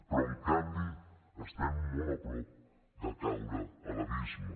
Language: Catalan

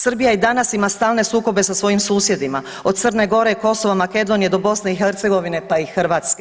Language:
Croatian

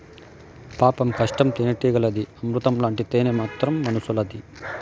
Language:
Telugu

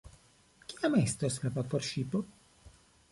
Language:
Esperanto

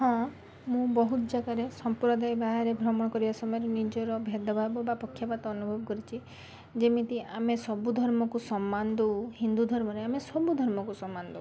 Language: Odia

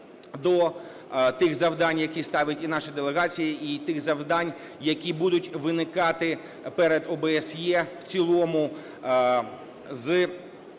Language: Ukrainian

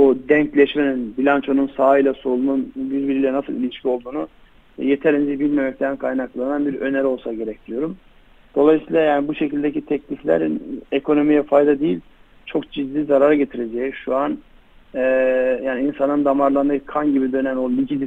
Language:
Turkish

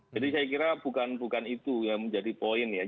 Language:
Indonesian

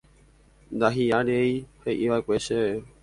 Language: Guarani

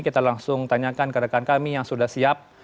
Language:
Indonesian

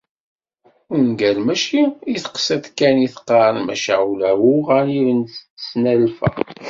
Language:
Kabyle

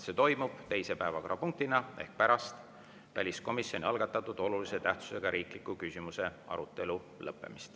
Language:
Estonian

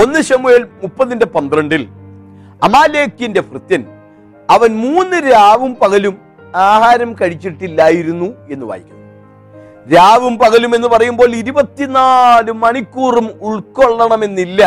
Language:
Malayalam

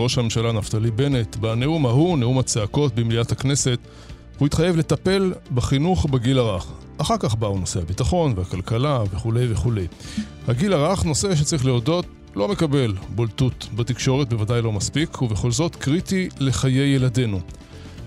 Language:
Hebrew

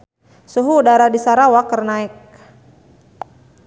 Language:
Sundanese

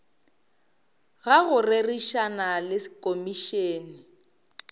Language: Northern Sotho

